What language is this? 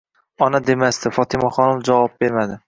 Uzbek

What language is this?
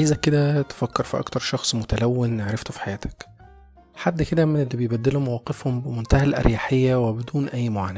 Arabic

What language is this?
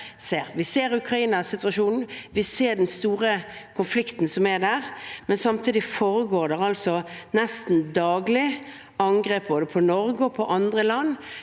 Norwegian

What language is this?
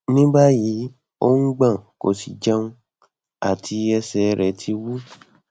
Yoruba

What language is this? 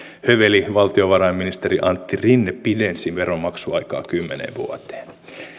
Finnish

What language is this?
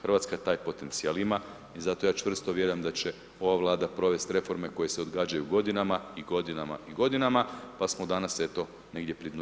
Croatian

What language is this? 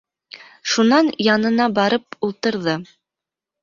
Bashkir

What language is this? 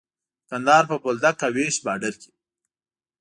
Pashto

